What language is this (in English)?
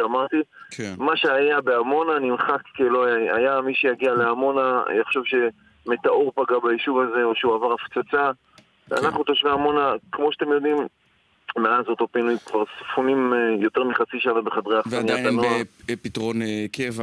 Hebrew